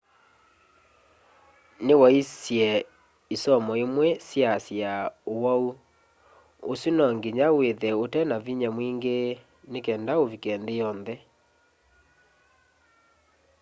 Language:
Kamba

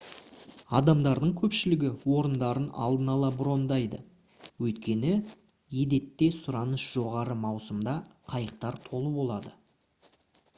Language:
Kazakh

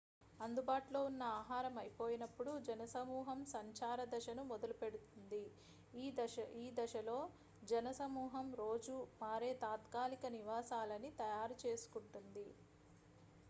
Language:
Telugu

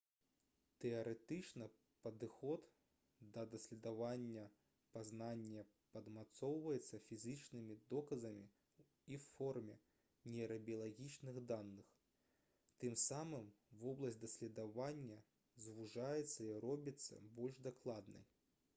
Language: Belarusian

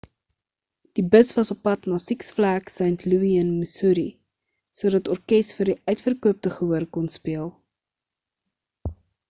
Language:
Afrikaans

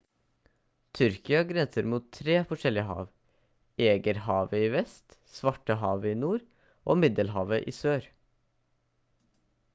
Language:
Norwegian Bokmål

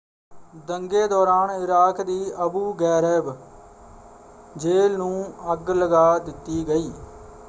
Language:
Punjabi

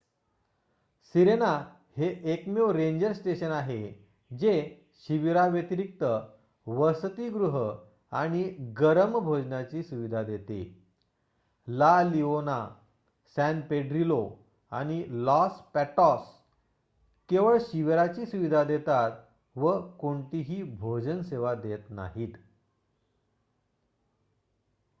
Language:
Marathi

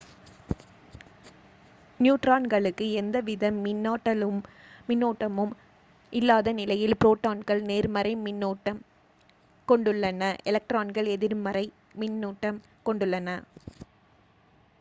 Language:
Tamil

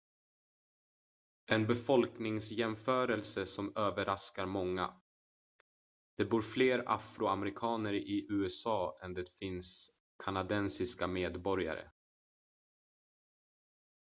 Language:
Swedish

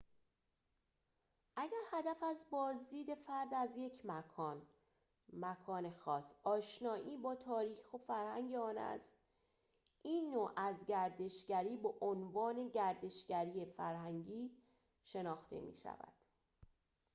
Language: Persian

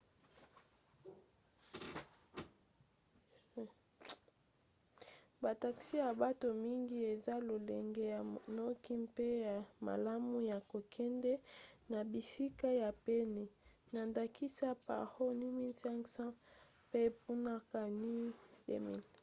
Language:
Lingala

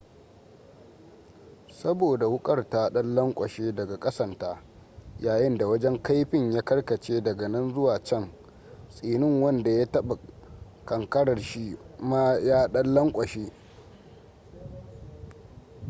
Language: Hausa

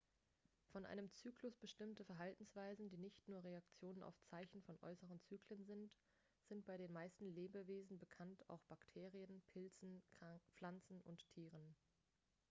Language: German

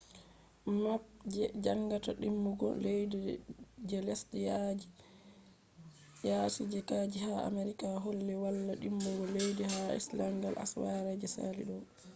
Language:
Fula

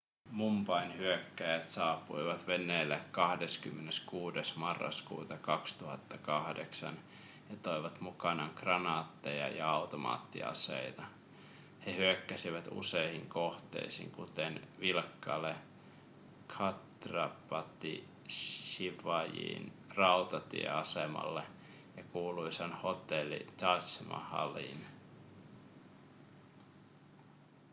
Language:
Finnish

